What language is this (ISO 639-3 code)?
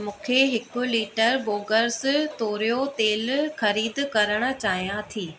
snd